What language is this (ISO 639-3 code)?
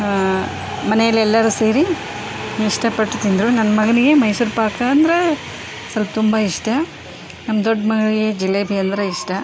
kan